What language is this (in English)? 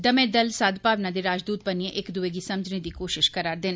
Dogri